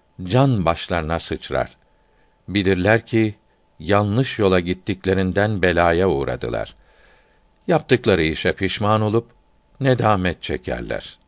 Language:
Turkish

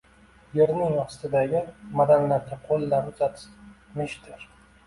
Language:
Uzbek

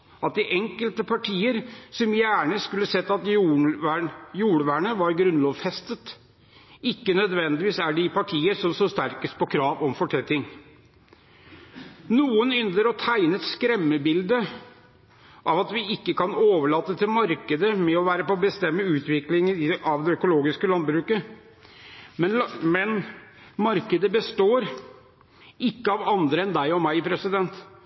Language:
Norwegian Bokmål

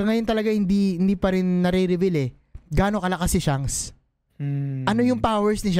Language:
Filipino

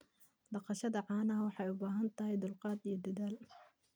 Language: Somali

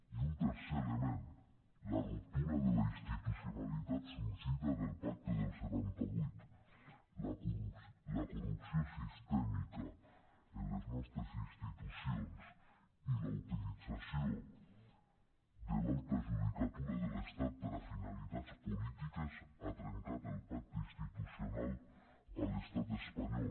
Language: Catalan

